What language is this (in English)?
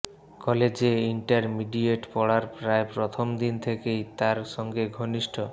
Bangla